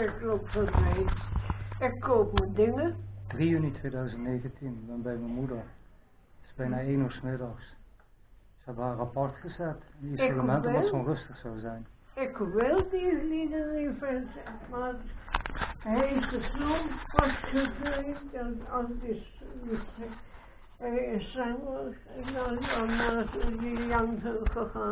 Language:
Dutch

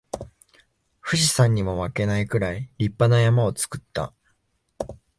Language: Japanese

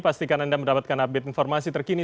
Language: Indonesian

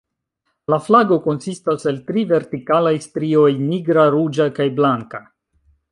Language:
Esperanto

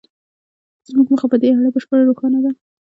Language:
Pashto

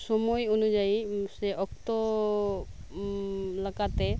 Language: Santali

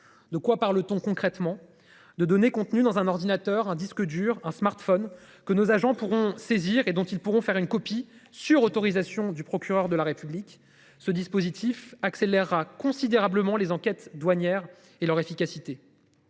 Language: French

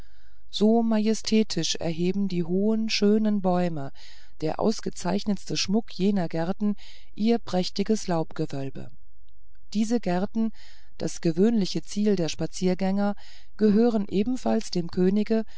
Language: German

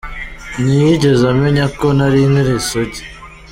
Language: Kinyarwanda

